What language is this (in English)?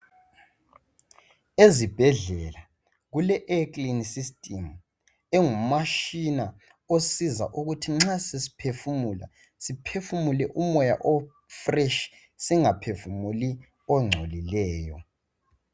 North Ndebele